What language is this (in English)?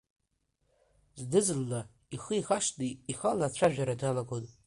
Abkhazian